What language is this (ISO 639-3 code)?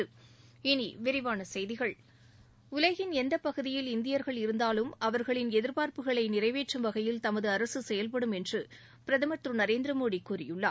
tam